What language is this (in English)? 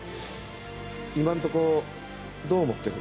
Japanese